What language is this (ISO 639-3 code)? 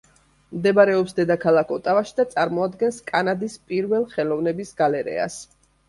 kat